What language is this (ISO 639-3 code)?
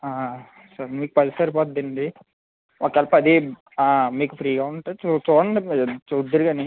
tel